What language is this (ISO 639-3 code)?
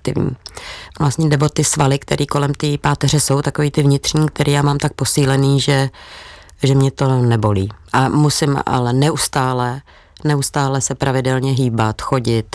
ces